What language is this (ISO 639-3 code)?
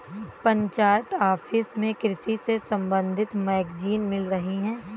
hin